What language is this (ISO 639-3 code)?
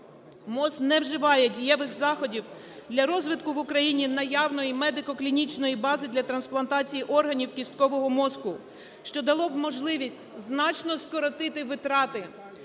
ukr